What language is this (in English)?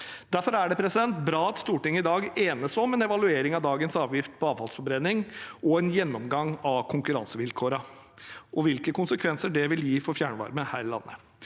Norwegian